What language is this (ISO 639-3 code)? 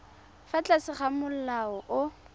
tsn